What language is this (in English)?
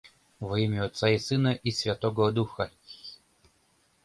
Mari